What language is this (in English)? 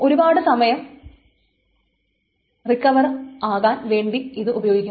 Malayalam